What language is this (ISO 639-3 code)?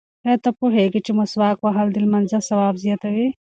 pus